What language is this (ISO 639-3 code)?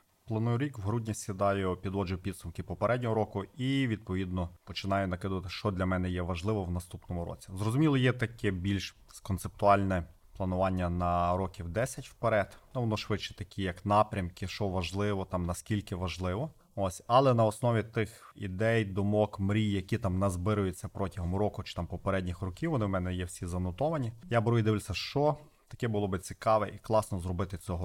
ukr